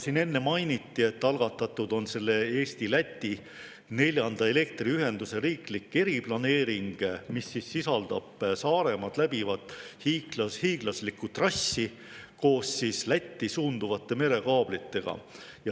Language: Estonian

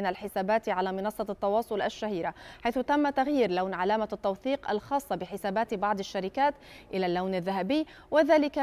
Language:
Arabic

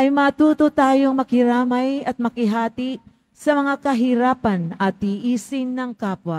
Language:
Filipino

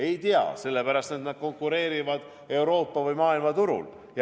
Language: Estonian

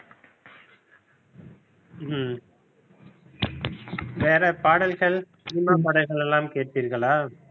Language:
Tamil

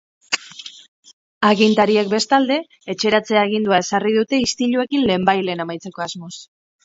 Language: Basque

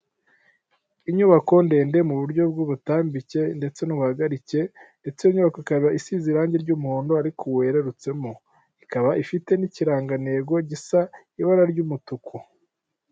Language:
Kinyarwanda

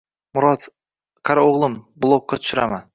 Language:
Uzbek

